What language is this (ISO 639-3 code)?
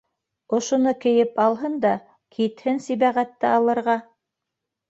bak